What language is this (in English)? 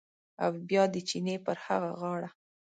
Pashto